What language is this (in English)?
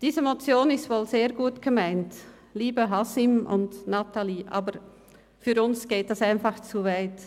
Swiss German